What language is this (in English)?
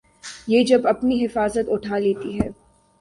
Urdu